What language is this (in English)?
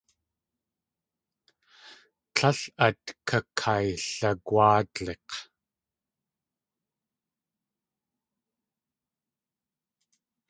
Tlingit